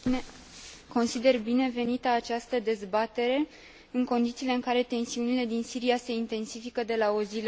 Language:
Romanian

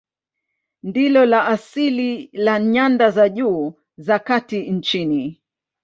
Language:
Swahili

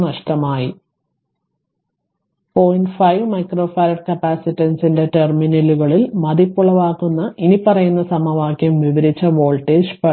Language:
Malayalam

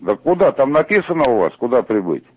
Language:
Russian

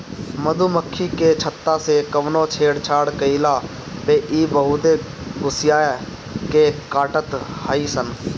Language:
Bhojpuri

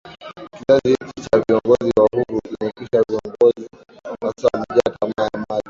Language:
Swahili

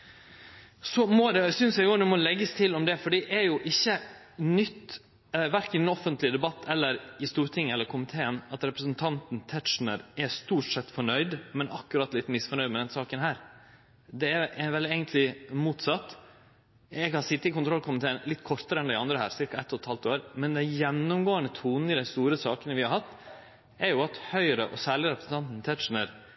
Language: Norwegian Nynorsk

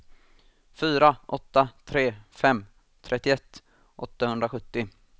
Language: Swedish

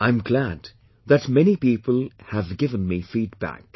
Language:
English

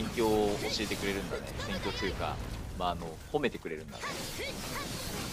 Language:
Japanese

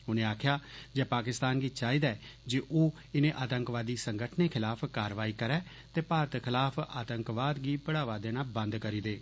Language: Dogri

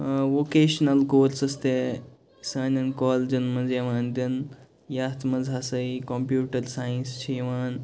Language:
Kashmiri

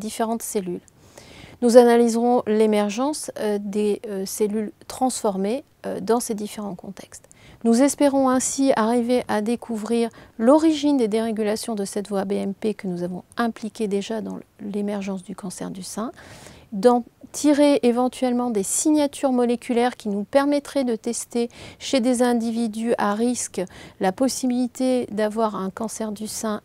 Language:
French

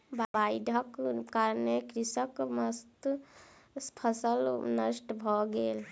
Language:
Maithili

